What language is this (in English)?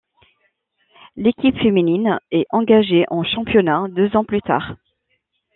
French